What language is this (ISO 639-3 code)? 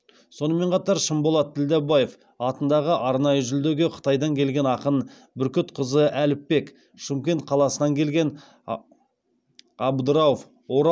kaz